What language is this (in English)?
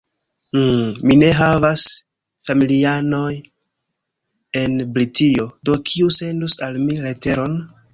Esperanto